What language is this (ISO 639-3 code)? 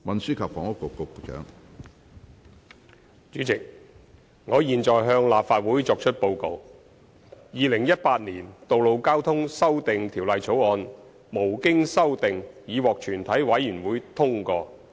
yue